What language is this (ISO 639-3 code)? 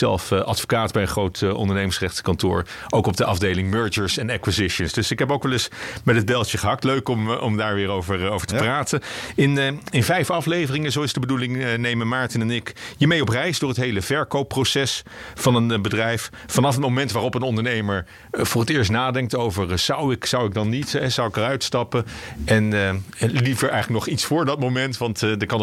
nld